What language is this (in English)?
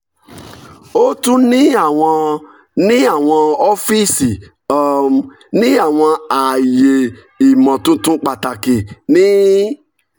Yoruba